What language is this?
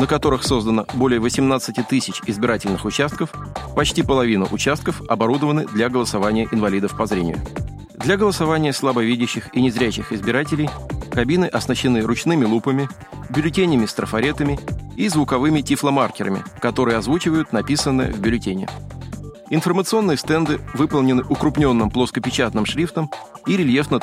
Russian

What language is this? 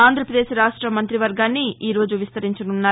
Telugu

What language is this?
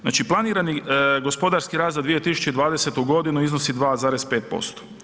Croatian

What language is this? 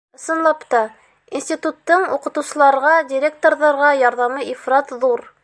Bashkir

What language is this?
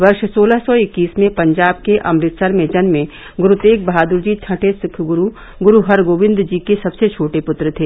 Hindi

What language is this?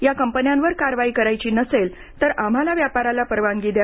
Marathi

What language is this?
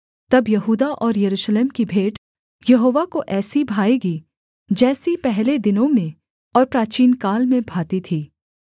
Hindi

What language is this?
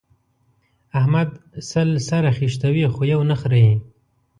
Pashto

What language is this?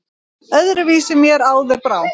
Icelandic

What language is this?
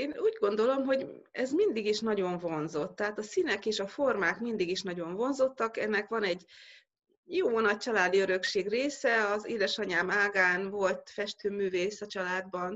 Hungarian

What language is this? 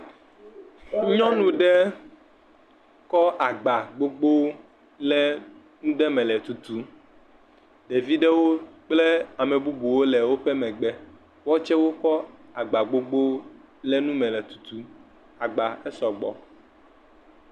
Ewe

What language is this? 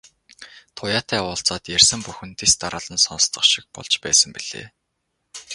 Mongolian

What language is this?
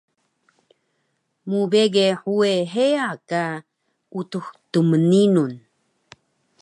Taroko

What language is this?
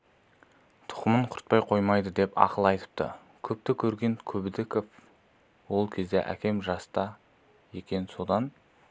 Kazakh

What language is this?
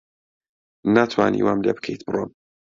Central Kurdish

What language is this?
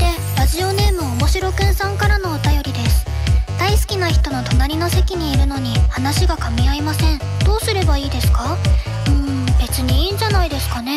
Japanese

